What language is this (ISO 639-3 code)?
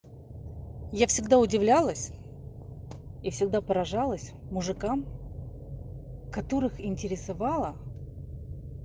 rus